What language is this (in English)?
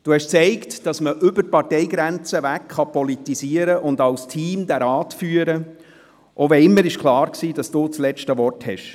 Swiss German